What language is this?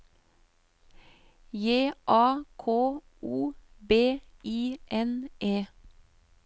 Norwegian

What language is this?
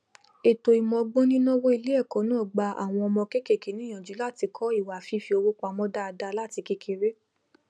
Yoruba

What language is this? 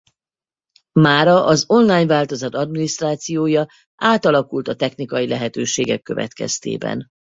Hungarian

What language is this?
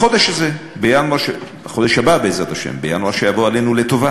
Hebrew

